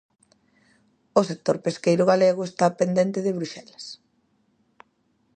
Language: Galician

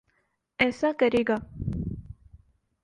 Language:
Urdu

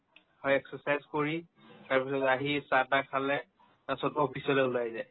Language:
Assamese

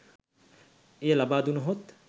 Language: Sinhala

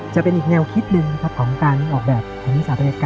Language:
Thai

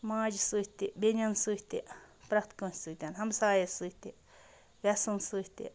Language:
Kashmiri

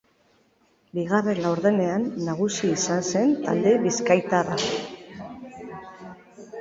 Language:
Basque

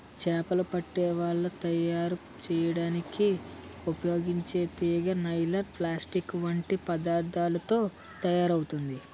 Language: Telugu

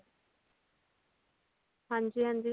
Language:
Punjabi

